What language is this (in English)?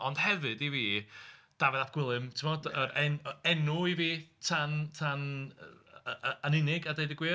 Welsh